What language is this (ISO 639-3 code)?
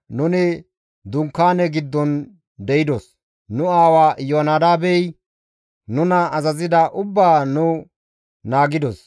gmv